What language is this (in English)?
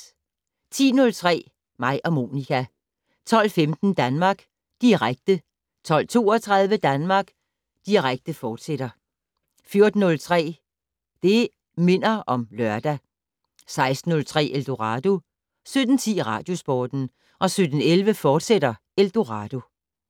Danish